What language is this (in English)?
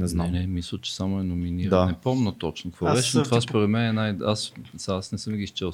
Bulgarian